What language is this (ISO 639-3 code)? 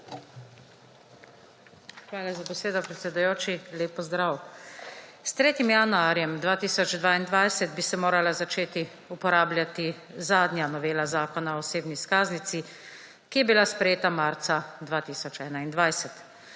slv